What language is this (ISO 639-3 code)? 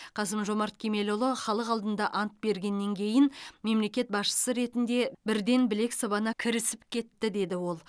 kaz